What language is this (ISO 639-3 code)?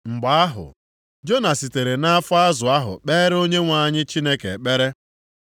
ibo